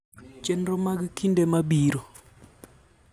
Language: Luo (Kenya and Tanzania)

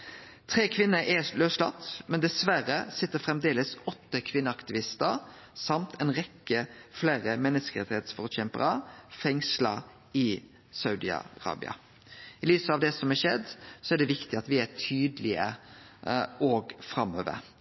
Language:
Norwegian Nynorsk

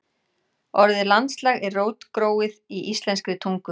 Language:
Icelandic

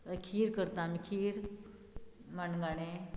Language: Konkani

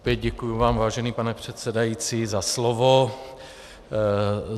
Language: Czech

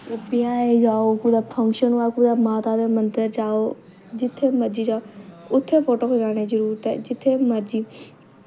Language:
Dogri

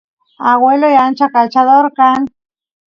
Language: Santiago del Estero Quichua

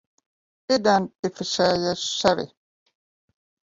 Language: Latvian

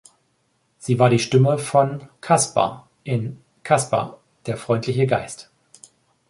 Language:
German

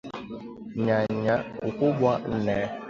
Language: Swahili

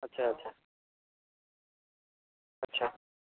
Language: Odia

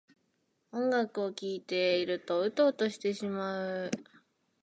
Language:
Japanese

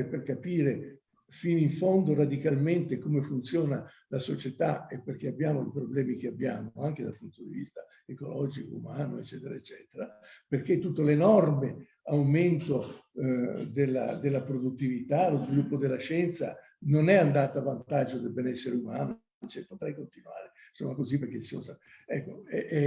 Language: Italian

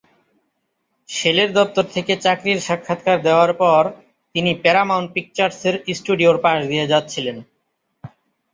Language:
Bangla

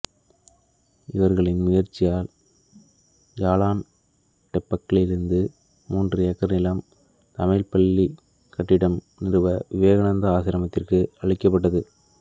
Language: Tamil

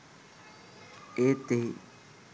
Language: Sinhala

